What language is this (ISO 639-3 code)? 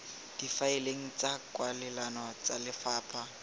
tsn